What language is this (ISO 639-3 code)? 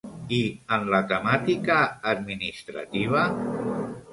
cat